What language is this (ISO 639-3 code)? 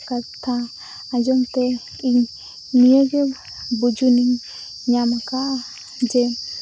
sat